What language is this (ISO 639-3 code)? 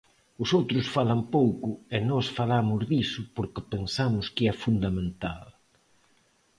glg